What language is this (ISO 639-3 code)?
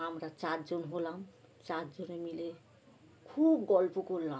ben